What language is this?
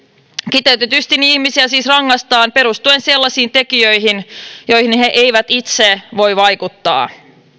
Finnish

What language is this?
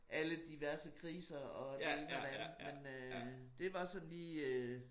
Danish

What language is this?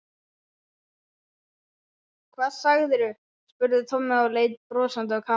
Icelandic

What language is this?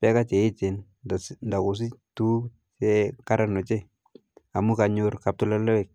Kalenjin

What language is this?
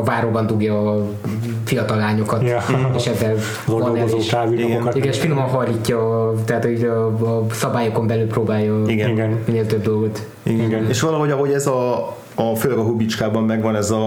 Hungarian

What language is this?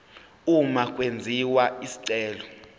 Zulu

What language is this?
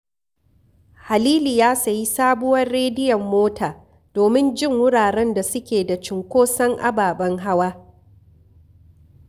Hausa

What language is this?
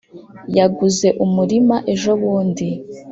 Kinyarwanda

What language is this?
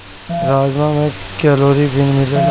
Bhojpuri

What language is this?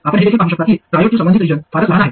Marathi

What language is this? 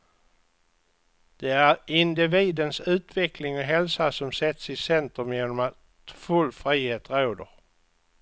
Swedish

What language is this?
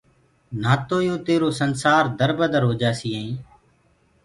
Gurgula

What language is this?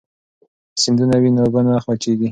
Pashto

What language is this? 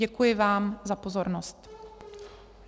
Czech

